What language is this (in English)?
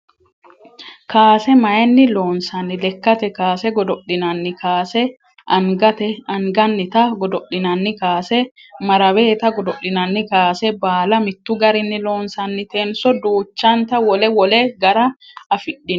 Sidamo